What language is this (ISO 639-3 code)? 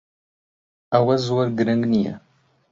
ckb